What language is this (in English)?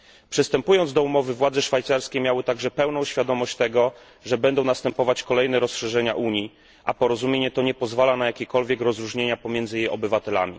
Polish